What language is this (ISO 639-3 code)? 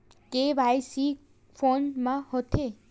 hne